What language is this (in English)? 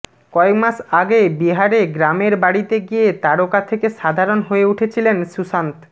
Bangla